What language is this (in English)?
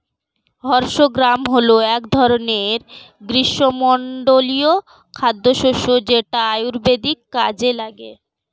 Bangla